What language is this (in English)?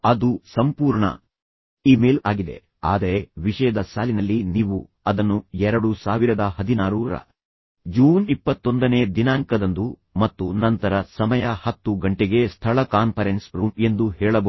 Kannada